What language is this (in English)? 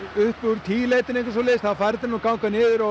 Icelandic